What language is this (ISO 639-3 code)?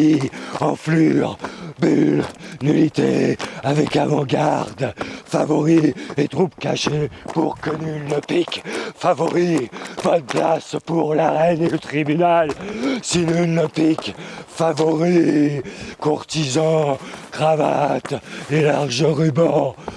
fra